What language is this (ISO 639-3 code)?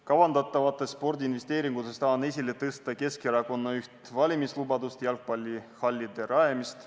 est